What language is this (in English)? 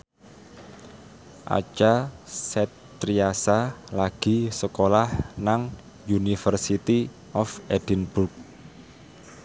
Javanese